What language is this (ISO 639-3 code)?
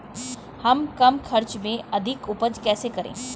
hin